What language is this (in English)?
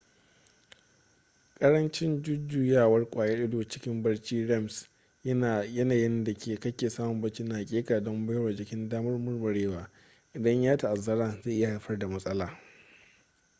Hausa